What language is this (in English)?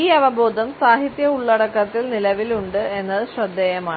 Malayalam